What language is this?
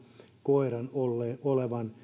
Finnish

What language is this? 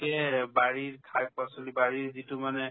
Assamese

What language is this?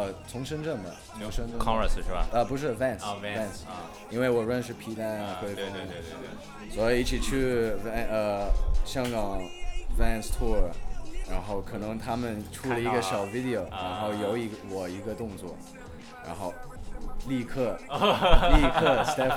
Chinese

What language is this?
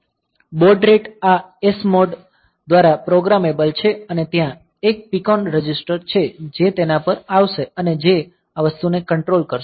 Gujarati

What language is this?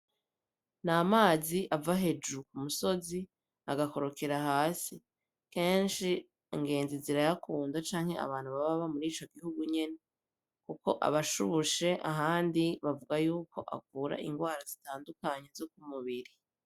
Rundi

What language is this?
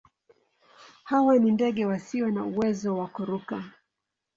Swahili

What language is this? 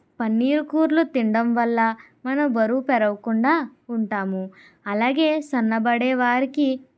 Telugu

